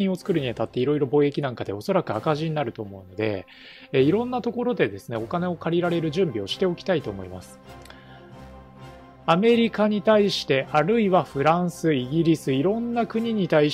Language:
Japanese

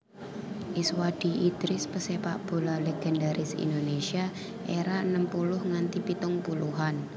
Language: Javanese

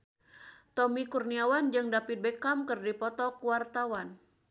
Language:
Sundanese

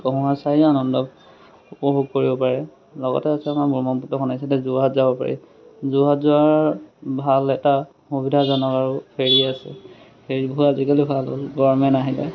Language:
Assamese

